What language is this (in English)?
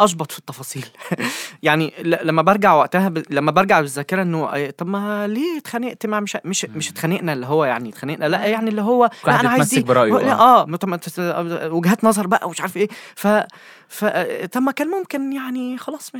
Arabic